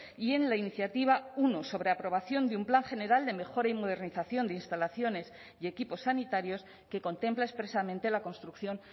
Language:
Spanish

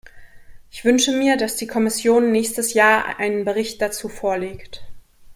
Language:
German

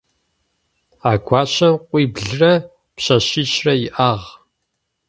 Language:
Adyghe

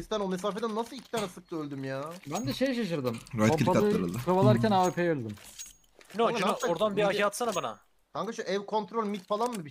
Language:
Turkish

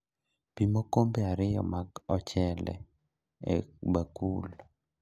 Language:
Luo (Kenya and Tanzania)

